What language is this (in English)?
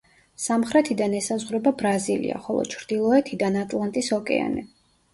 Georgian